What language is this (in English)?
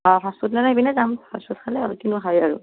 Assamese